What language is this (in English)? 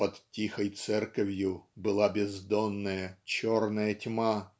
Russian